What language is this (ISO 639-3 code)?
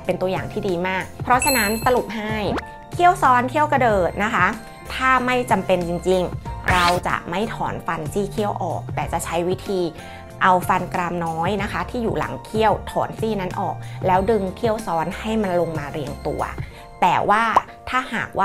tha